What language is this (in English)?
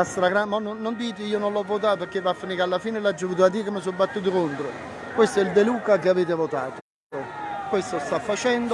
Italian